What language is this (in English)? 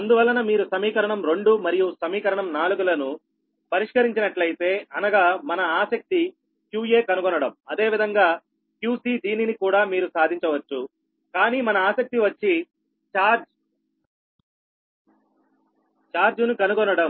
Telugu